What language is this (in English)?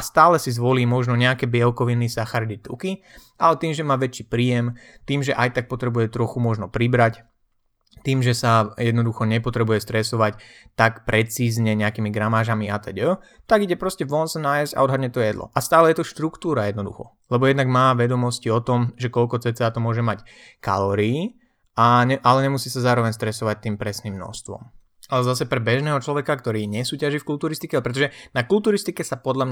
Slovak